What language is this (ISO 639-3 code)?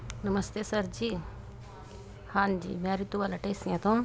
pan